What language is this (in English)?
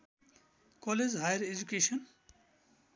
Nepali